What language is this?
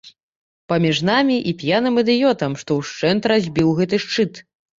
Belarusian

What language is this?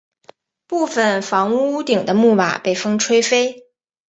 Chinese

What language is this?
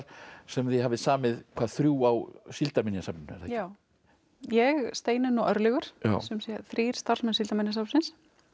Icelandic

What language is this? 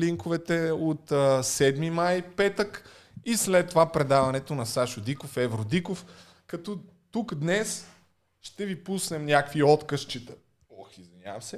Bulgarian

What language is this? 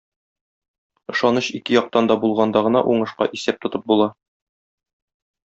Tatar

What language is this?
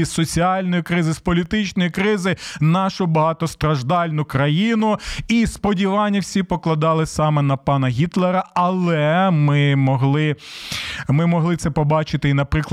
Ukrainian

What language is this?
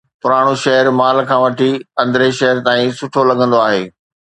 Sindhi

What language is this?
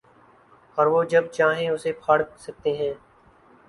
Urdu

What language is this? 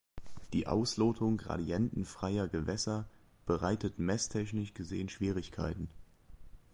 German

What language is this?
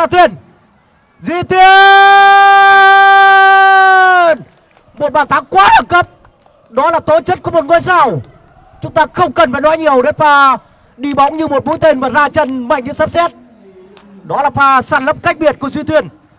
Vietnamese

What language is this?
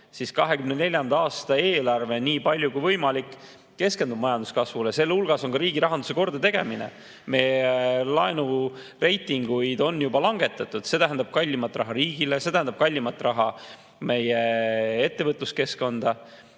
Estonian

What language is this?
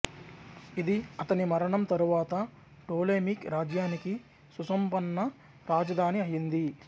Telugu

